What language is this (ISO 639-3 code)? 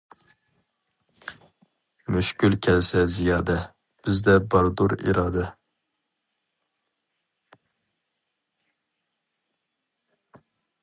uig